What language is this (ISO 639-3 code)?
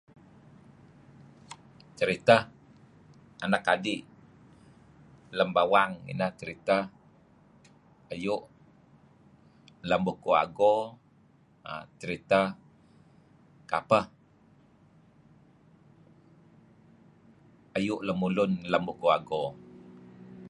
kzi